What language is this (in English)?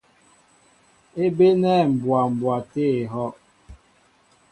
Mbo (Cameroon)